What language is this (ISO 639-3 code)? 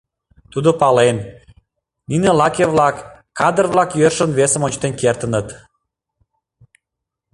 chm